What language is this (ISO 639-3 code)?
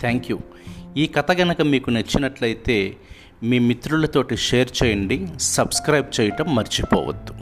tel